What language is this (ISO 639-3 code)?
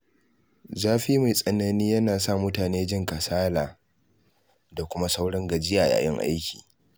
hau